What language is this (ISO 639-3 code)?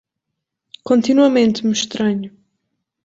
por